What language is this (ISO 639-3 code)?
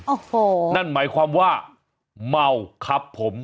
tha